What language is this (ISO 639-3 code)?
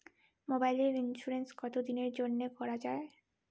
ben